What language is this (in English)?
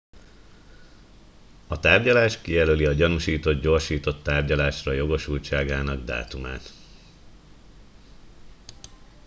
Hungarian